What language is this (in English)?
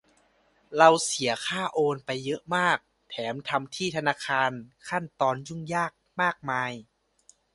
Thai